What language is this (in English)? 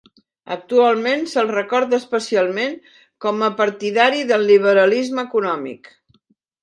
Catalan